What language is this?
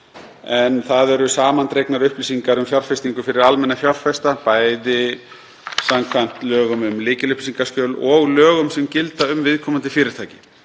Icelandic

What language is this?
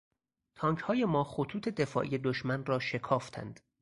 Persian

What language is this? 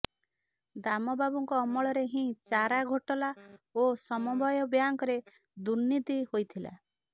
Odia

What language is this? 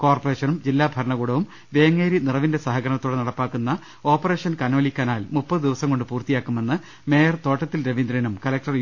Malayalam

